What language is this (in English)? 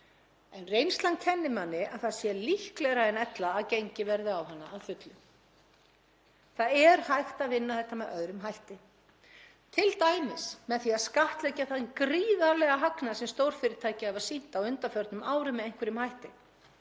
Icelandic